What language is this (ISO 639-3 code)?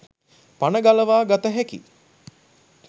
sin